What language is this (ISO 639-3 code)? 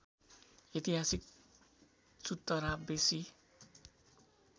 nep